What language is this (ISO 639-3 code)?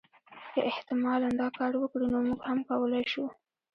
pus